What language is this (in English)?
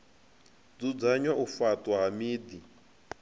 Venda